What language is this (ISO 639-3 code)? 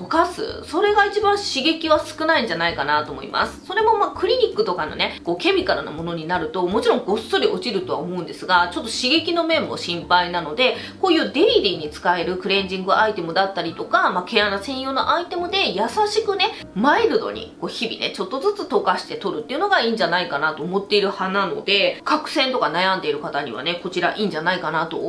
jpn